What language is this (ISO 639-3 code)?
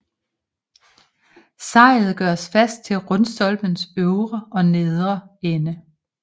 dan